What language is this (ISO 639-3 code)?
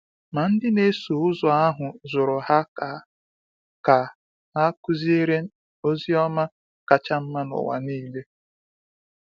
ibo